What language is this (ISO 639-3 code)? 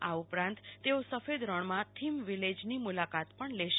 guj